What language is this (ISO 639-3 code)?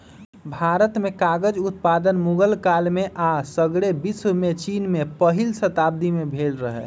mag